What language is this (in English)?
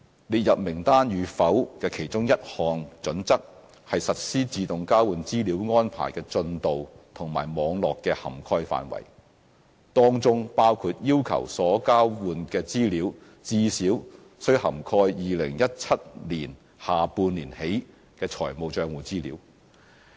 Cantonese